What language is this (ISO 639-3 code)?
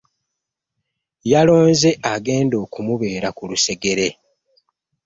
lug